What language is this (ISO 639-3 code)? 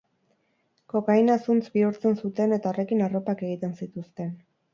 eus